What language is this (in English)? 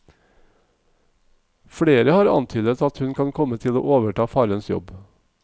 Norwegian